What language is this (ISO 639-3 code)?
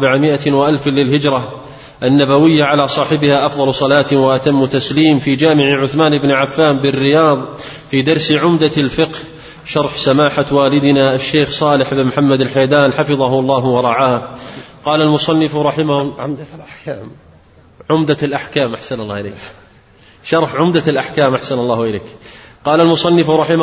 ara